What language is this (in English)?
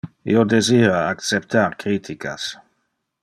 Interlingua